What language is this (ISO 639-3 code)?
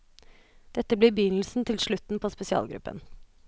nor